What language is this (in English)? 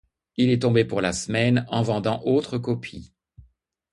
French